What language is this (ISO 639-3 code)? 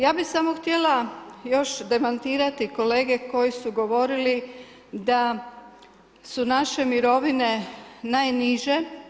hrv